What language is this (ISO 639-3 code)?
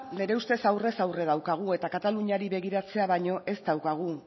eus